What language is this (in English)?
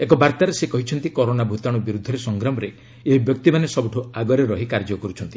Odia